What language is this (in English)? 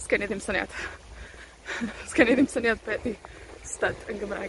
Welsh